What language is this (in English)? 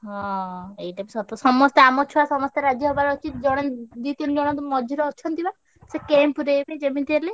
Odia